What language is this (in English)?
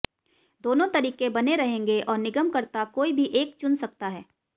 Hindi